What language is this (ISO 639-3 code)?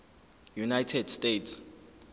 zul